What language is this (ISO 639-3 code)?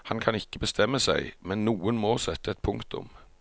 nor